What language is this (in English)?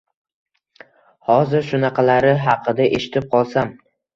Uzbek